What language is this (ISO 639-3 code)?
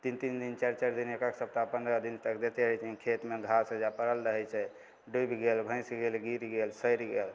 mai